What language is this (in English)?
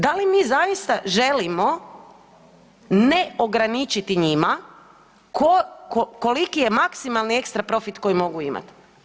Croatian